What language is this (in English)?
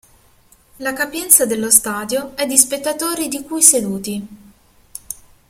Italian